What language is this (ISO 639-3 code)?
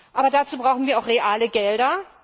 deu